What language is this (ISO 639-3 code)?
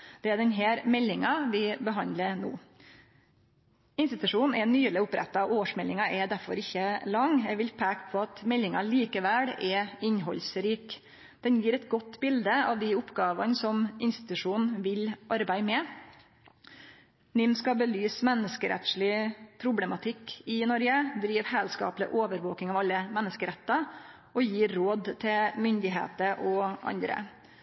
nno